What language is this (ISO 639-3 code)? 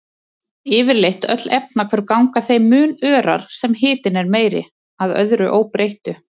isl